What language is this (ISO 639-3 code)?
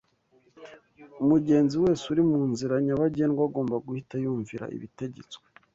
kin